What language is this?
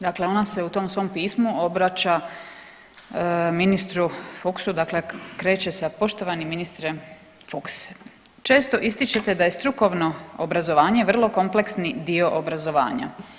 Croatian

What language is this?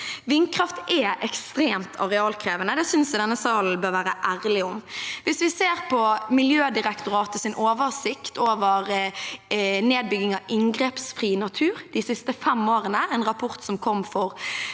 Norwegian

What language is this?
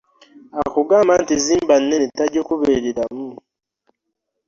Ganda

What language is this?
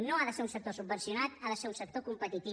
Catalan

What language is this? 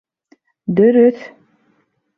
Bashkir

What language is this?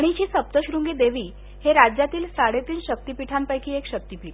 Marathi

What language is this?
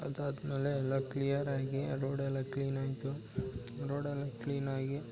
Kannada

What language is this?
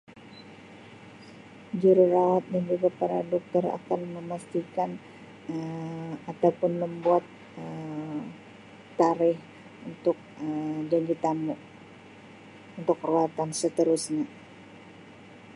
Sabah Malay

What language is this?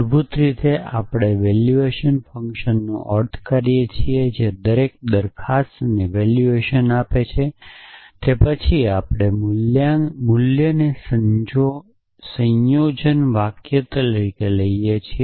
Gujarati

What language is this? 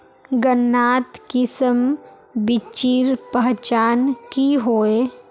Magahi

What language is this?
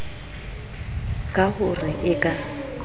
Southern Sotho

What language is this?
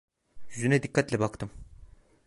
Turkish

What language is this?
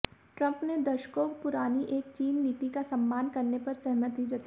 Hindi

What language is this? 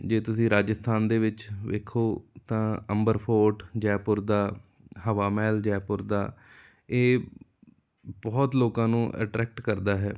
Punjabi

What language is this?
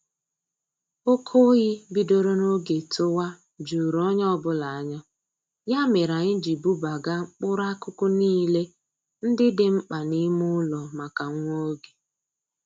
Igbo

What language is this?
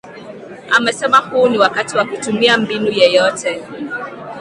Swahili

